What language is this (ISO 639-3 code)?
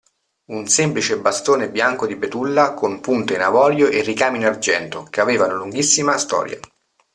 ita